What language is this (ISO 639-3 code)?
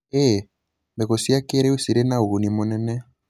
kik